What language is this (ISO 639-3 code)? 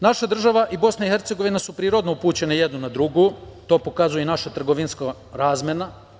srp